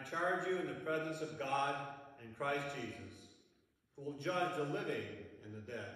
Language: English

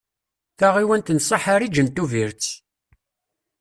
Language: Kabyle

